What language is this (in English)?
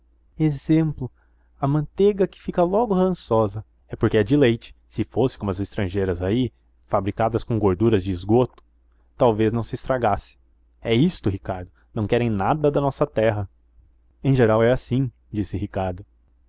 Portuguese